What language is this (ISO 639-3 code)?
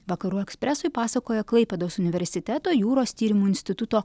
lit